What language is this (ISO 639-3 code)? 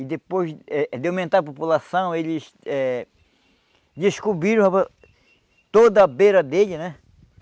por